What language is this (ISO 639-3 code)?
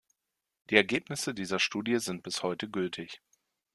deu